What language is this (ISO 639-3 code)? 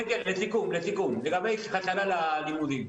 heb